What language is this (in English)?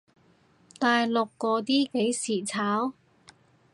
Cantonese